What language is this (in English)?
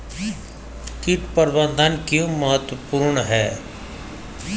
Hindi